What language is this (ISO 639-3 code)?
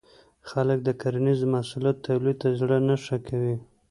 pus